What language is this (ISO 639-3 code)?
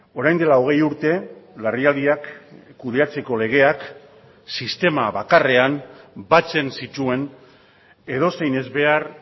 eus